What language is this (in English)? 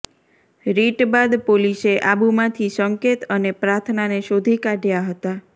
Gujarati